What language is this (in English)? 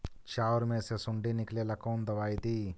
Magahi